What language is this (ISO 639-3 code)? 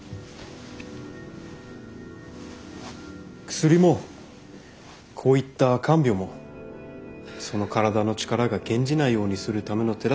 jpn